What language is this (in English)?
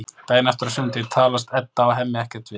Icelandic